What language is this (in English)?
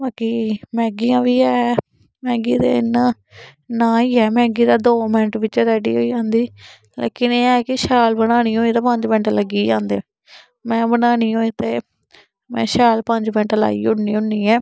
Dogri